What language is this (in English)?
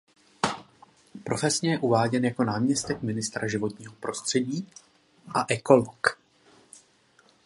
Czech